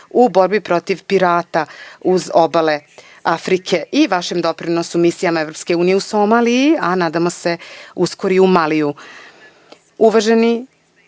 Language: Serbian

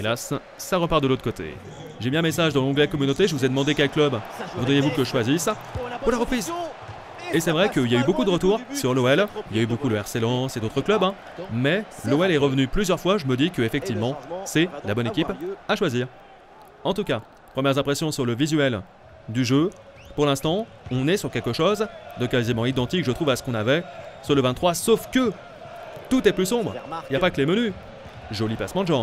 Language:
French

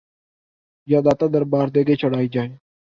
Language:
Urdu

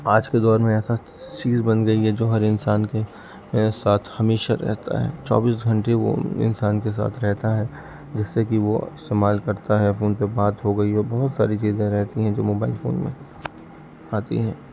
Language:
Urdu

